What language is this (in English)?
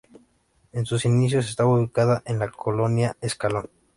Spanish